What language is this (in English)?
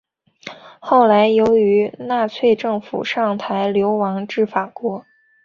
Chinese